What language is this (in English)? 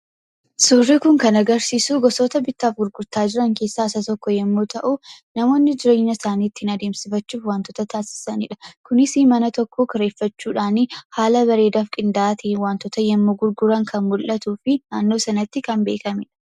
Oromo